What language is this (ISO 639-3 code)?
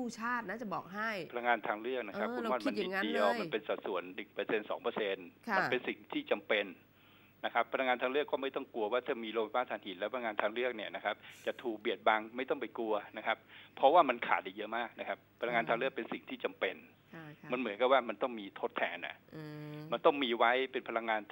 tha